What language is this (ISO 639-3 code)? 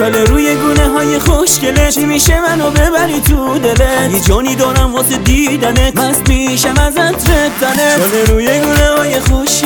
fas